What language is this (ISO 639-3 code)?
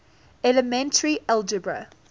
eng